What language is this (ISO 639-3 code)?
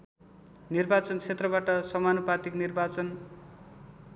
nep